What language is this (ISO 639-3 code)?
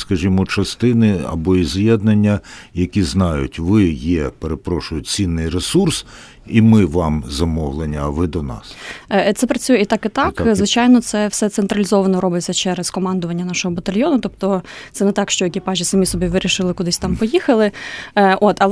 ukr